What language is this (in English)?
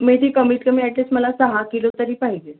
Marathi